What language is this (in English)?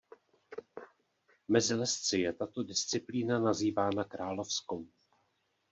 Czech